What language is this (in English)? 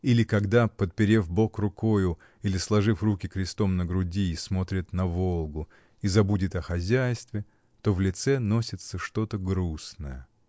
Russian